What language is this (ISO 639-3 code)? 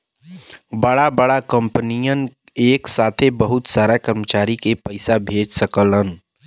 bho